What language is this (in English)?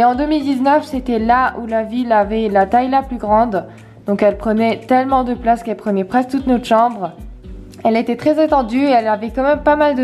French